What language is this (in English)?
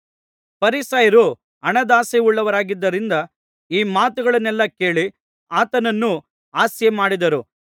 Kannada